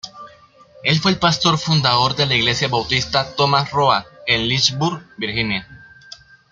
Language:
Spanish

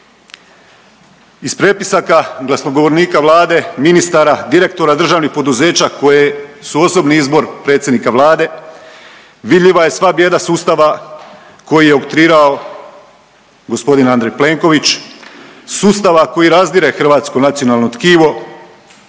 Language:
Croatian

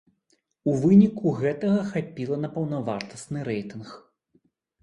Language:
Belarusian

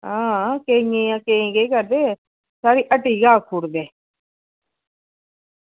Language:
Dogri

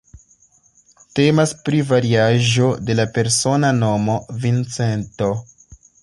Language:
Esperanto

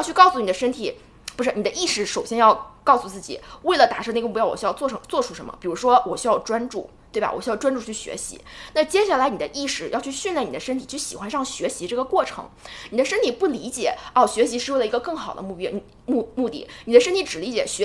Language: Chinese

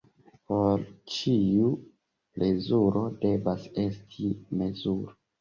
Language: Esperanto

